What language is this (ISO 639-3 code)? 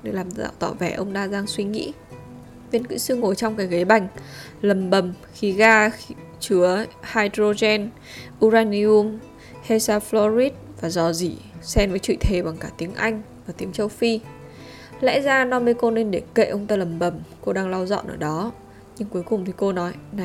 vie